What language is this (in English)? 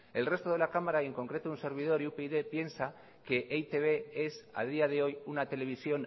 Spanish